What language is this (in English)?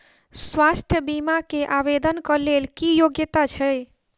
Maithili